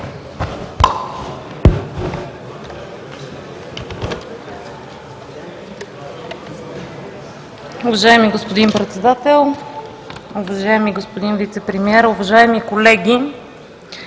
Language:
Bulgarian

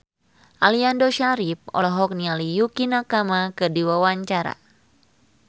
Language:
Sundanese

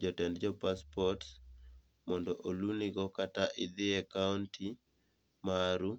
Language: Luo (Kenya and Tanzania)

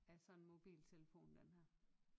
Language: Danish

